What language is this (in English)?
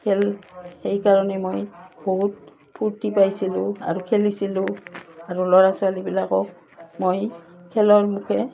Assamese